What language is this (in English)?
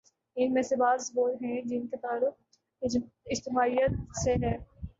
Urdu